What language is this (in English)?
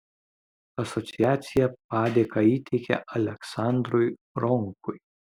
Lithuanian